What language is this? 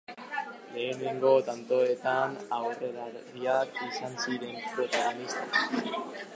Basque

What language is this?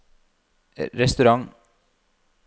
Norwegian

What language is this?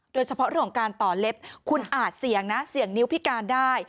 Thai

